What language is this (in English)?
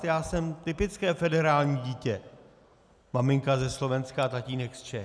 Czech